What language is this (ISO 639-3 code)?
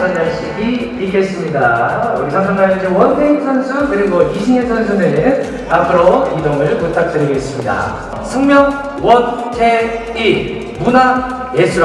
kor